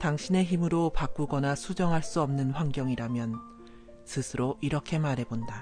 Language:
Korean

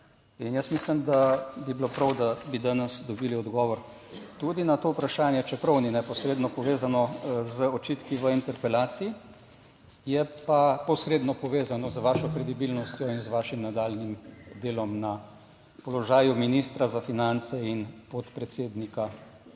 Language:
Slovenian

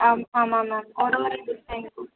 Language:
Tamil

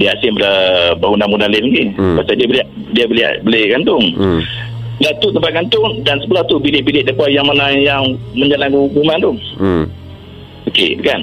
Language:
Malay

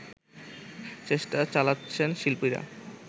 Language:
Bangla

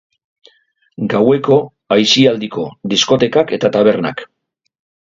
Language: Basque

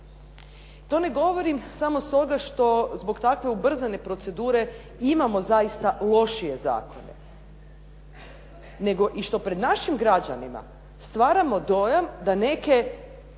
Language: Croatian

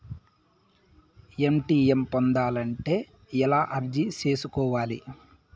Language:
Telugu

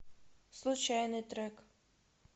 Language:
Russian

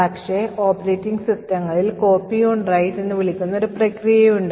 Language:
Malayalam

